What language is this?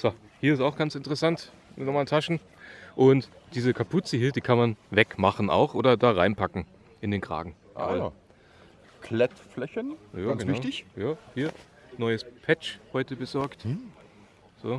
German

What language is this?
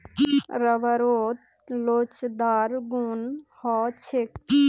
Magahi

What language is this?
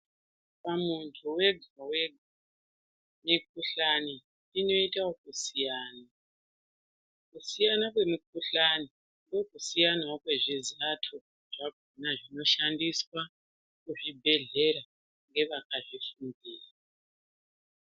Ndau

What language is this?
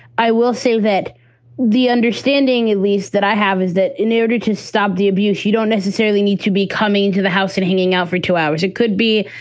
English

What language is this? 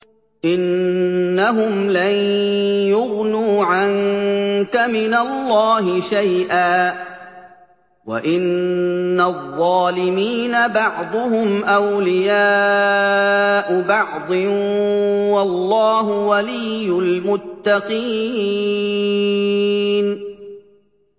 Arabic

